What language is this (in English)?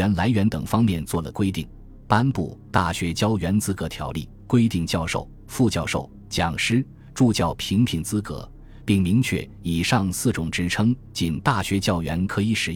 Chinese